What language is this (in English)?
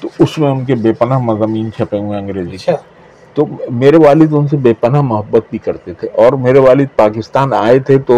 Urdu